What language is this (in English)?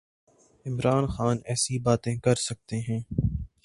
Urdu